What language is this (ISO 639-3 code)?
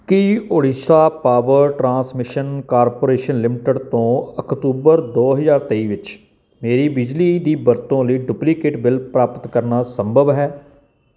pan